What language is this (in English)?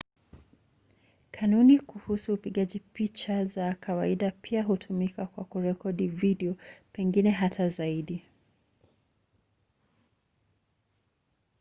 Swahili